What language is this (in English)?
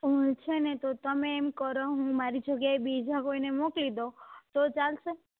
Gujarati